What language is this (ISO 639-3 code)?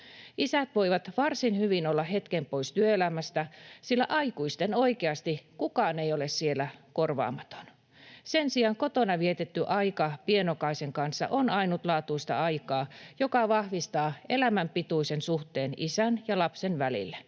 fin